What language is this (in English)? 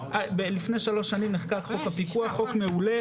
Hebrew